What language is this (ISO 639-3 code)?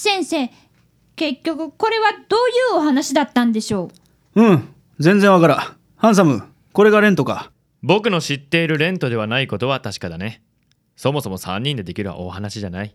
jpn